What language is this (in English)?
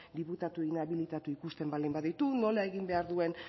Basque